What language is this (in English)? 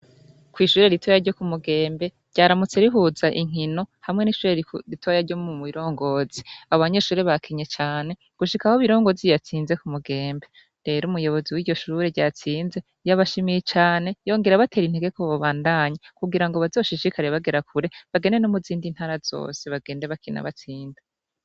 Rundi